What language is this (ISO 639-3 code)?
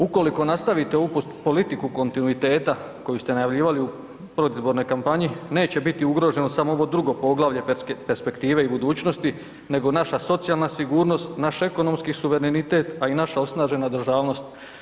hrv